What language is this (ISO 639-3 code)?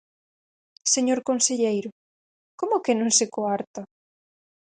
glg